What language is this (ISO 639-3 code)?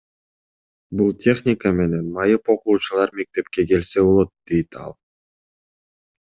kir